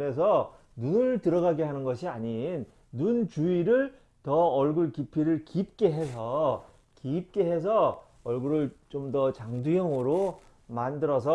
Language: Korean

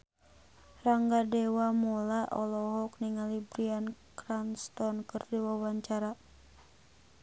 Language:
Sundanese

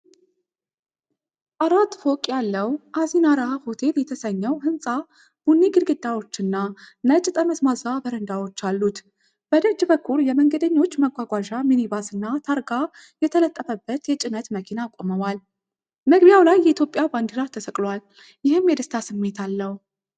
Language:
Amharic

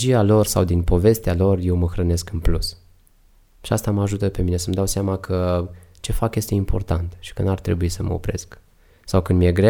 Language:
Romanian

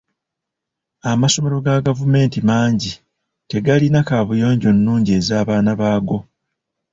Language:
Ganda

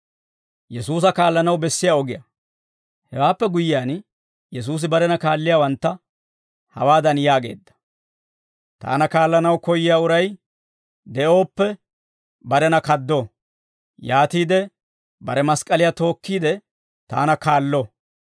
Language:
Dawro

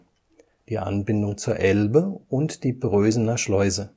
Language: German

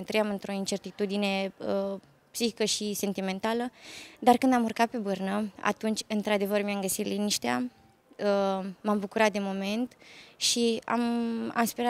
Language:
Romanian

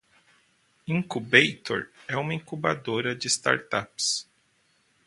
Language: Portuguese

